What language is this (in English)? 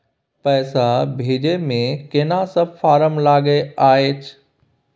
Maithili